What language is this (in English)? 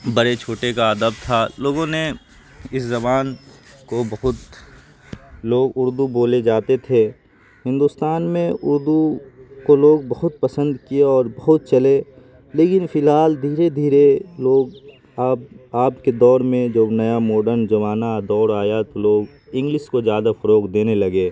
Urdu